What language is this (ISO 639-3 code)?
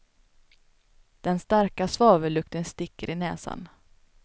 swe